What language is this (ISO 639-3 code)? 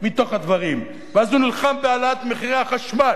heb